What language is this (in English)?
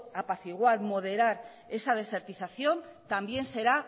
Spanish